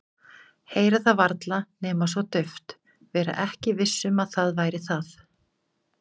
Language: Icelandic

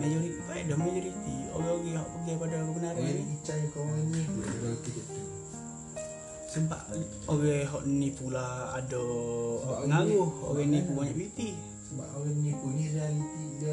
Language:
Malay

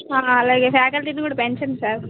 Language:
Telugu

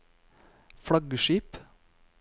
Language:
Norwegian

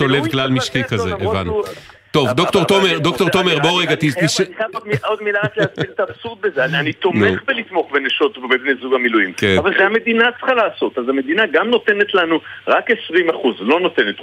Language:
Hebrew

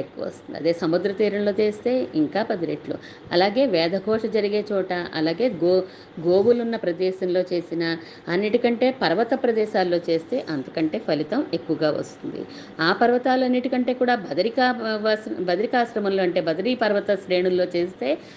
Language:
Telugu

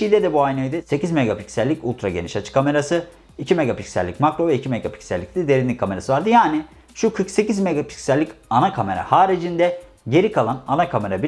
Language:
Turkish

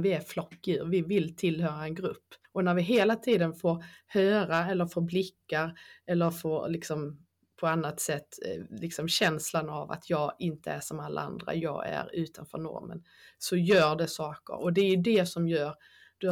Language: Swedish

